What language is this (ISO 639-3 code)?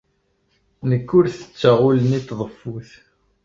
kab